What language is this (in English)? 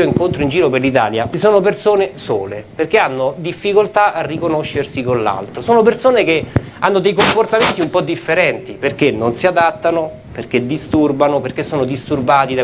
Italian